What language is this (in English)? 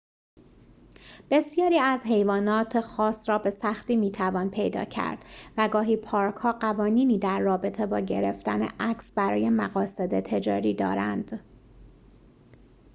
Persian